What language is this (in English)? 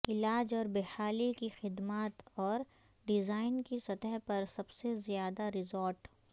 Urdu